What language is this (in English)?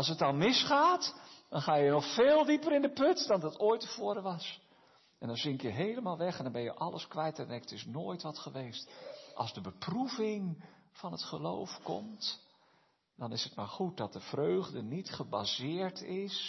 Dutch